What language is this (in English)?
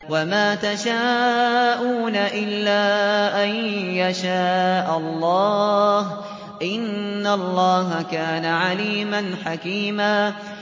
Arabic